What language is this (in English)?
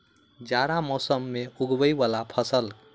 Maithili